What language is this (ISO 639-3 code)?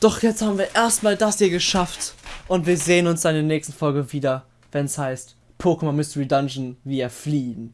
deu